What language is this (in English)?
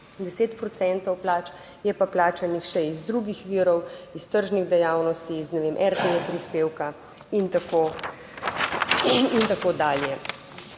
Slovenian